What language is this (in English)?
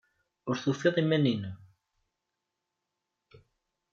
Kabyle